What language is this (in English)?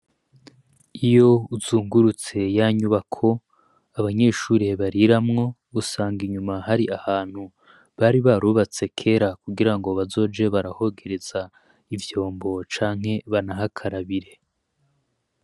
Rundi